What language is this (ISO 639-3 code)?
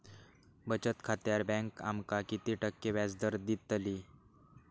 mar